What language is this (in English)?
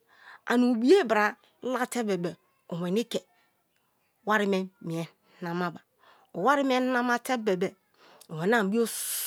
Kalabari